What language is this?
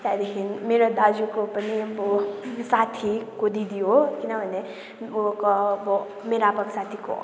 Nepali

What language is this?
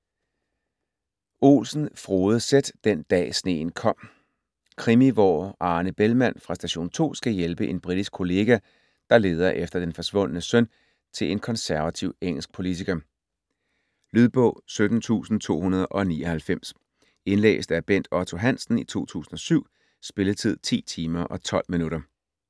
Danish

